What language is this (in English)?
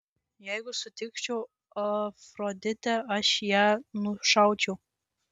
Lithuanian